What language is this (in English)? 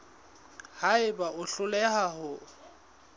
Southern Sotho